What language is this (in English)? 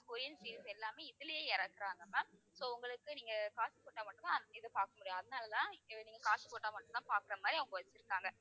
Tamil